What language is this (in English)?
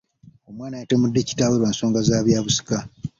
Ganda